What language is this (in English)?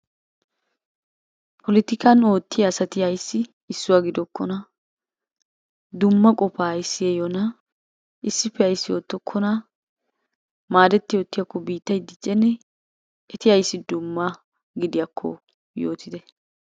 Wolaytta